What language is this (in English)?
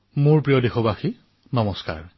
Assamese